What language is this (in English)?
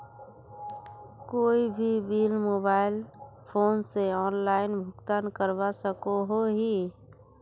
Magahi